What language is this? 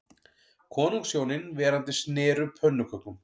Icelandic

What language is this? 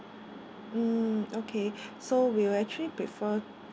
English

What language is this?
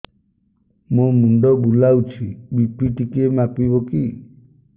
Odia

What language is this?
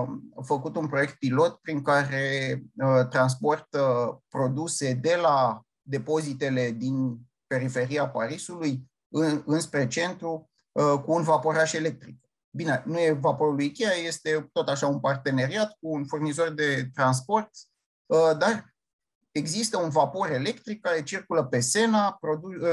Romanian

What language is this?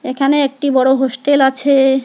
Bangla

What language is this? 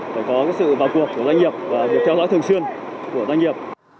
Vietnamese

